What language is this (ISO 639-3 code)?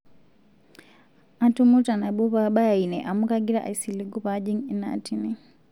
mas